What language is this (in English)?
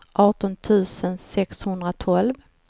Swedish